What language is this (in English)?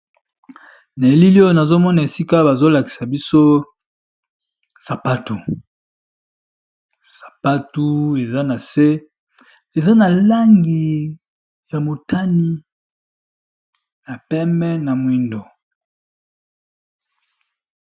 Lingala